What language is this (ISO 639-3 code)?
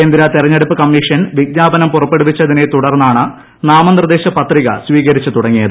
mal